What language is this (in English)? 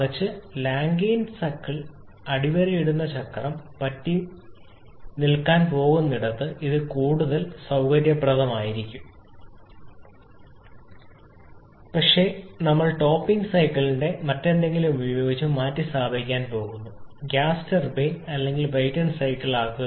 Malayalam